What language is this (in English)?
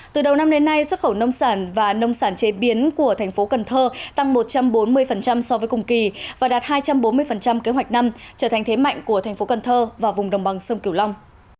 Vietnamese